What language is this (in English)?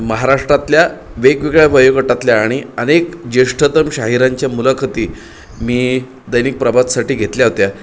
Marathi